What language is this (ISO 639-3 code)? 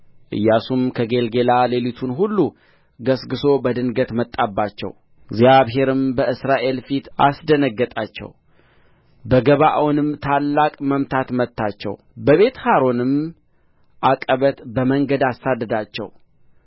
amh